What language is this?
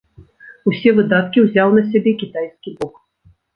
Belarusian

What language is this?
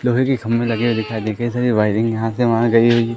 Hindi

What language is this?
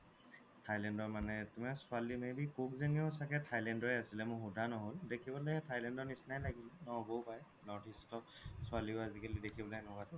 Assamese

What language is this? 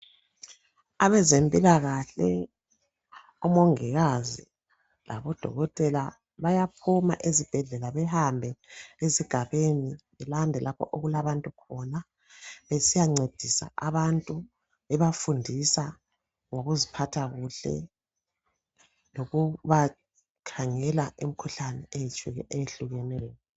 North Ndebele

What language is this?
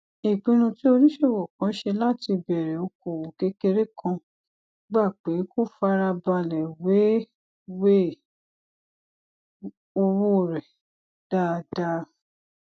Yoruba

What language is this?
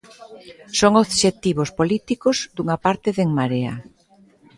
Galician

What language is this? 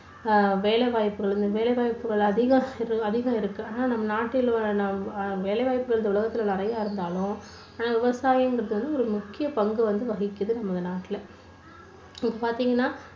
Tamil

